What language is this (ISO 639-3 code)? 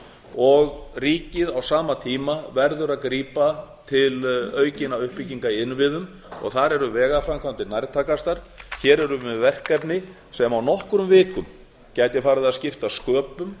isl